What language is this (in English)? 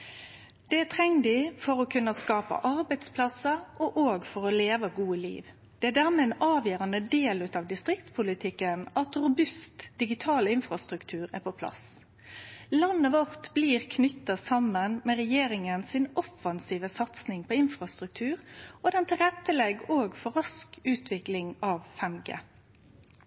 Norwegian Nynorsk